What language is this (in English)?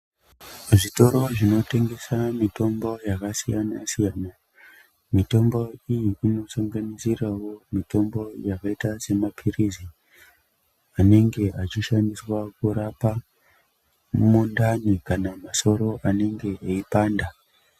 Ndau